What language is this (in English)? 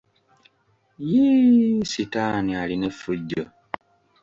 Ganda